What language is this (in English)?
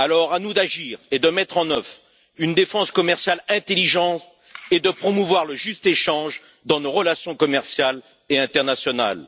French